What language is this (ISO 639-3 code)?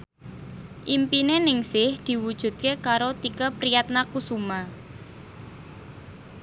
jav